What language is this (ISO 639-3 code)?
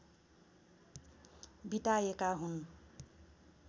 nep